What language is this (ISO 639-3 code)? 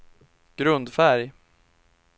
swe